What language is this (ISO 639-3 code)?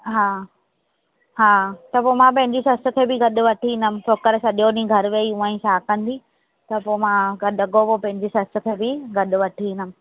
snd